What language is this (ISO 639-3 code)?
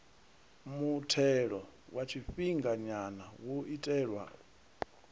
ven